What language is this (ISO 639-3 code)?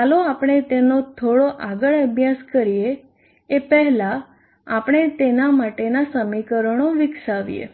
guj